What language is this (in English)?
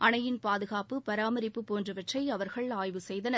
Tamil